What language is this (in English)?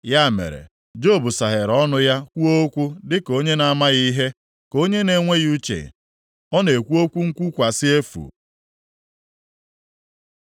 Igbo